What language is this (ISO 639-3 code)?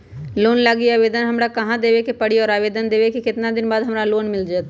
mag